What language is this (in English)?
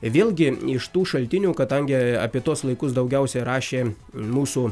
Lithuanian